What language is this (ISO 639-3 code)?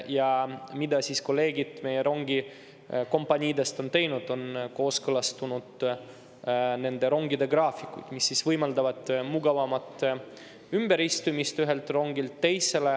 est